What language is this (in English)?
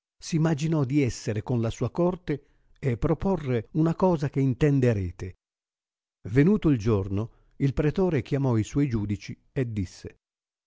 Italian